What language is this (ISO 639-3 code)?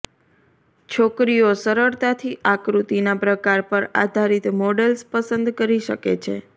guj